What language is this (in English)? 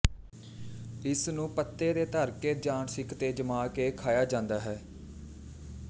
Punjabi